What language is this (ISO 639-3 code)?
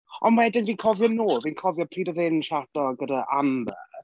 cym